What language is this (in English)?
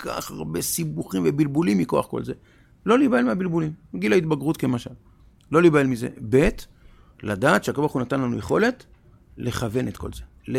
Hebrew